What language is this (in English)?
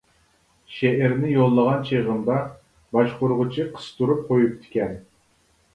Uyghur